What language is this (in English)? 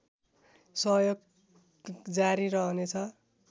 Nepali